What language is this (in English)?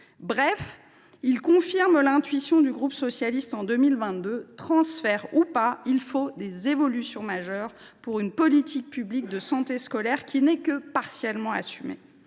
French